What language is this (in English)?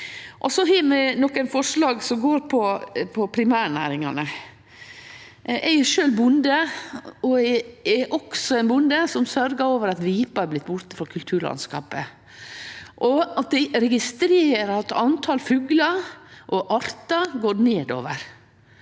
Norwegian